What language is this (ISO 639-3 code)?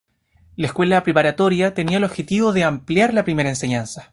spa